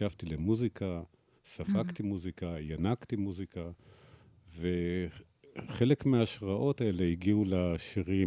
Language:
Hebrew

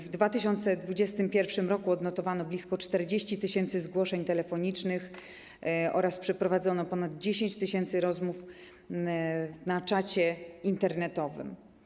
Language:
Polish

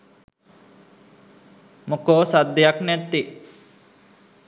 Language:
Sinhala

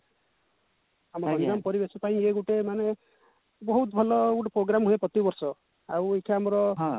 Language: Odia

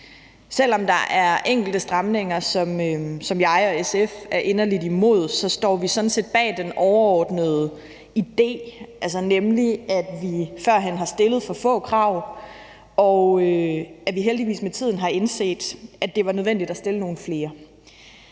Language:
Danish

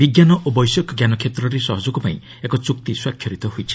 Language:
Odia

